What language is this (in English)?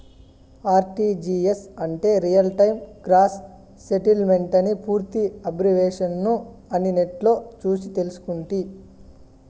Telugu